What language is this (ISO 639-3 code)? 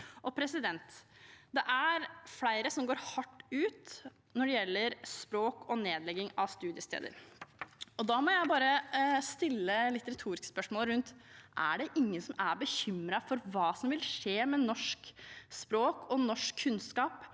nor